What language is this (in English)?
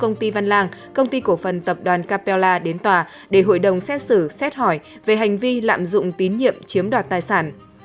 Vietnamese